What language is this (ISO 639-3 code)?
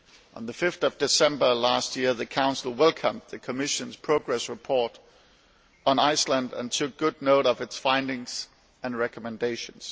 eng